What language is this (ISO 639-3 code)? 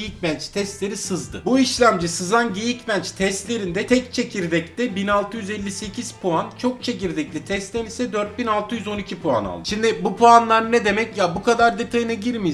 tur